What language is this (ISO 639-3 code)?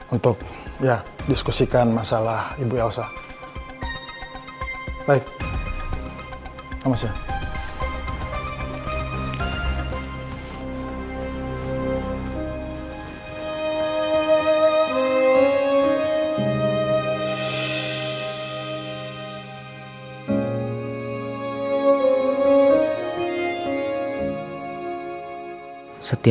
ind